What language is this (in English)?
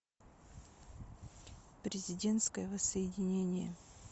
Russian